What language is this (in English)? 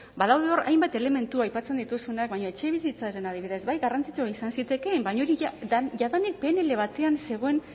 Basque